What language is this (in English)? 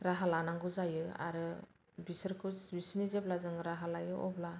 Bodo